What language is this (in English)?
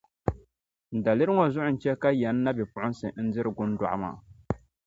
Dagbani